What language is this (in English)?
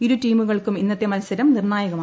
Malayalam